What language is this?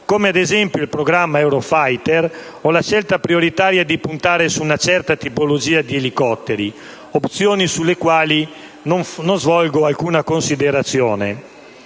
Italian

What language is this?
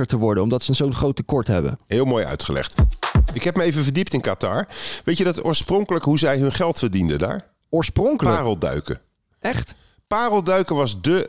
Dutch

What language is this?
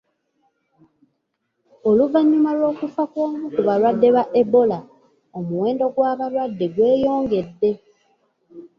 Ganda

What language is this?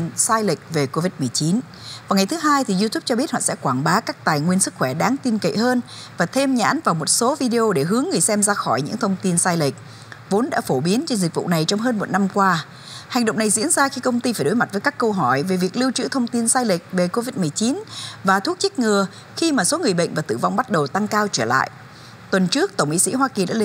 Vietnamese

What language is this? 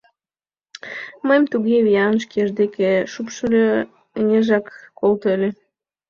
Mari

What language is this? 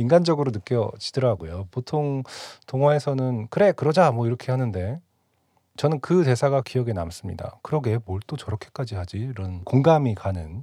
Korean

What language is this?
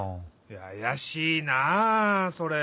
Japanese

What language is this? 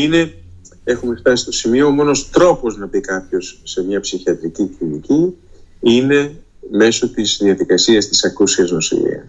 Greek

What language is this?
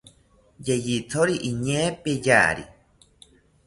South Ucayali Ashéninka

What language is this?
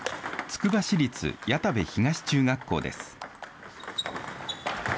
Japanese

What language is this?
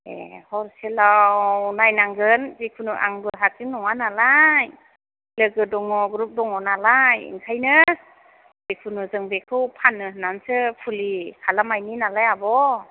Bodo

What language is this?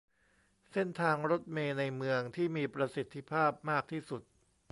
Thai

